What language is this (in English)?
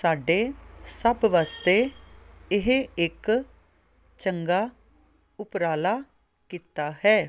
Punjabi